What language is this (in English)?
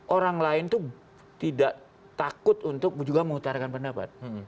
Indonesian